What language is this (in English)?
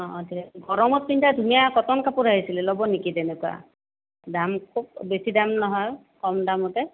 Assamese